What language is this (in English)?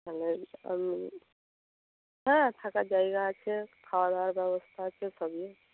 Bangla